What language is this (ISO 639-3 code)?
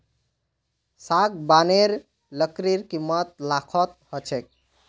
mag